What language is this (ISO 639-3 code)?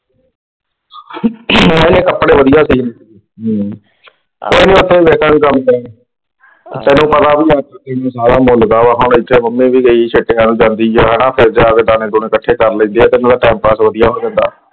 pan